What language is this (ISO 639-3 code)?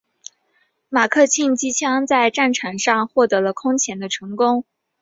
zho